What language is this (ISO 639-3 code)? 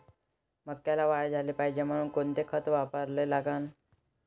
mar